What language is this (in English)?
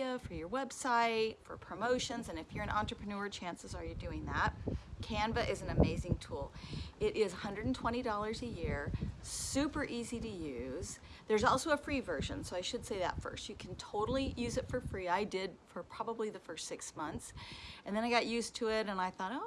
English